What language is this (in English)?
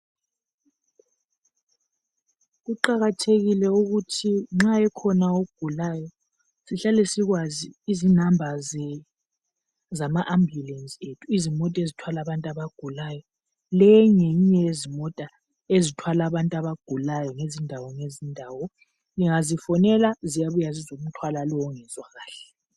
North Ndebele